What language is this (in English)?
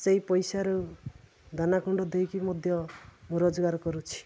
Odia